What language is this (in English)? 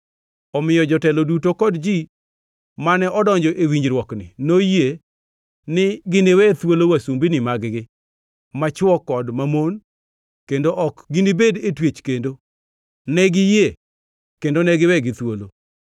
Luo (Kenya and Tanzania)